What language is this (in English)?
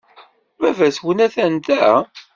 Kabyle